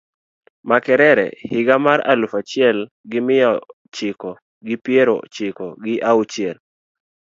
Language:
Luo (Kenya and Tanzania)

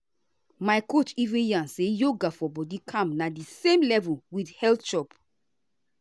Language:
Nigerian Pidgin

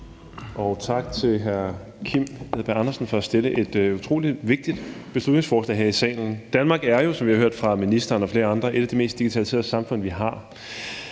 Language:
Danish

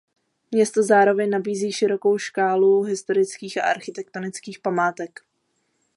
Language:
Czech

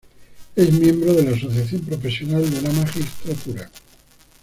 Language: Spanish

